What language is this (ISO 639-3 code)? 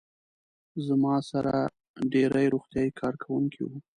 pus